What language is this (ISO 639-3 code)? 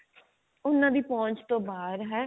pan